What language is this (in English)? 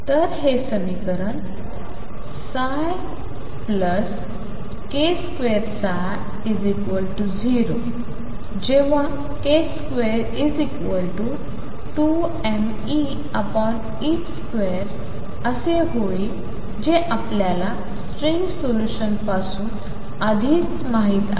Marathi